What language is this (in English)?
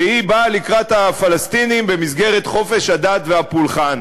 Hebrew